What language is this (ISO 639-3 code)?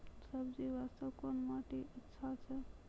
mai